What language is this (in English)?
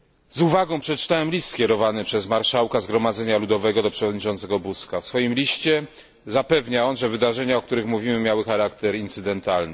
Polish